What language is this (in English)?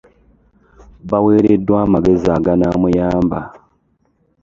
Ganda